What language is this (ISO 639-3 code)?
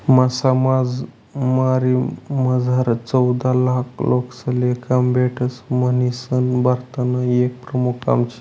mar